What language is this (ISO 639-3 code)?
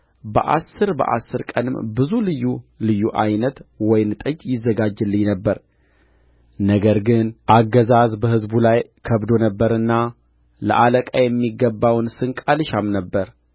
amh